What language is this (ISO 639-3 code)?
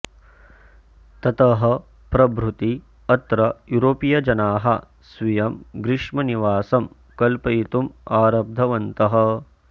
san